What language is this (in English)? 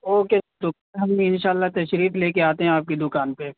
Urdu